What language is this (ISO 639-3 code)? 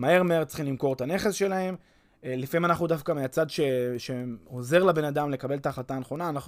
heb